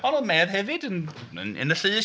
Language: Welsh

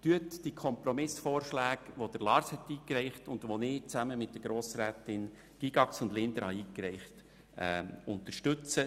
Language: Swiss German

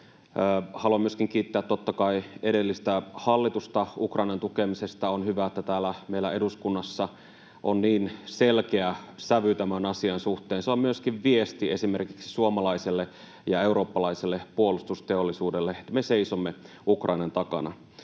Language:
Finnish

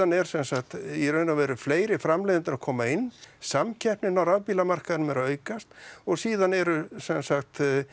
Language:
Icelandic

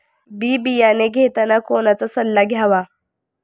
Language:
Marathi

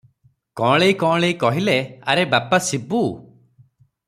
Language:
Odia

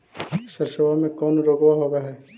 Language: Magahi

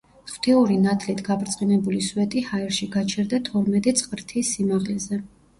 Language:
Georgian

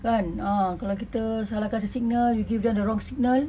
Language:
English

